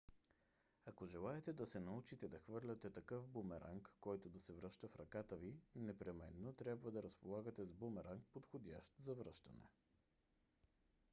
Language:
Bulgarian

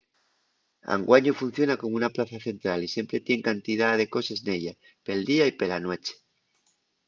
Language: Asturian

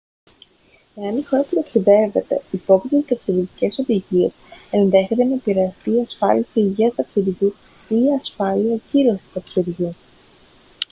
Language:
Greek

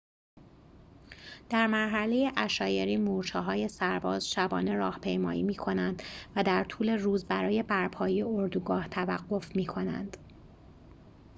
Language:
Persian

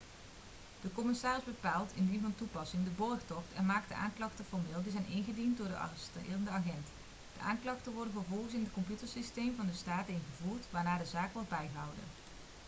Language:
Dutch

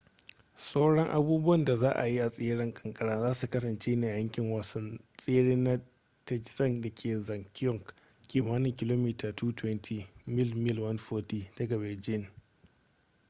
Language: Hausa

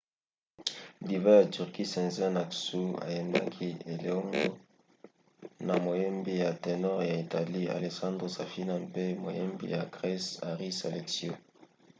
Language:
Lingala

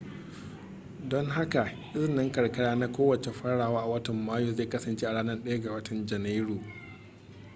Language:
Hausa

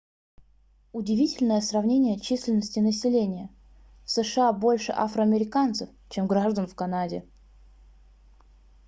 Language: Russian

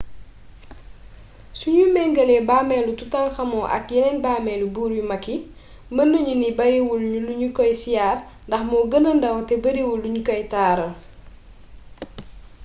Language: Wolof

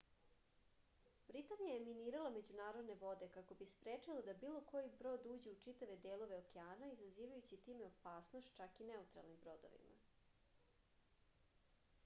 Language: Serbian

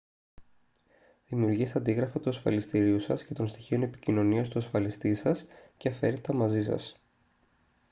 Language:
Greek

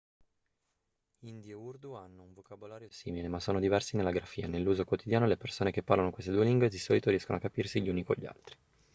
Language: Italian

